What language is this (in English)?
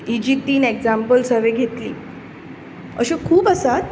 Konkani